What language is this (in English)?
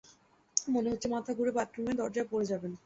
Bangla